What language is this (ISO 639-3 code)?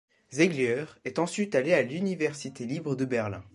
fra